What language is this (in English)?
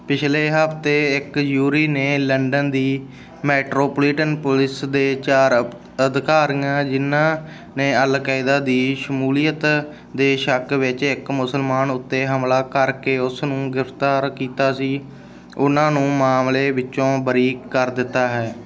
Punjabi